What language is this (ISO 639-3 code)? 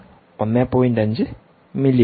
mal